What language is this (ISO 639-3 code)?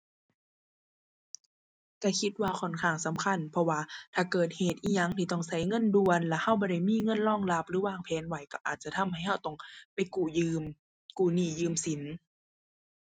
tha